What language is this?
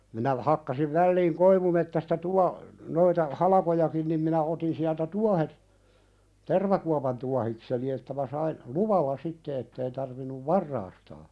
Finnish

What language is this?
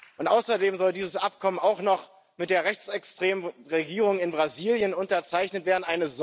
German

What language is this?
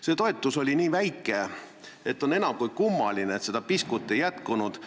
Estonian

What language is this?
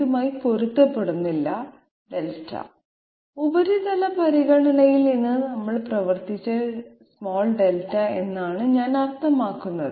Malayalam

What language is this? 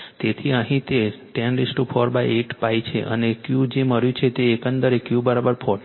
Gujarati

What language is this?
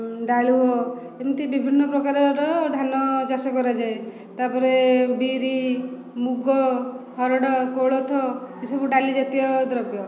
Odia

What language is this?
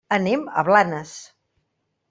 Catalan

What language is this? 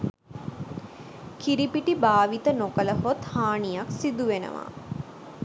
Sinhala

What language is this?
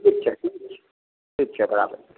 Maithili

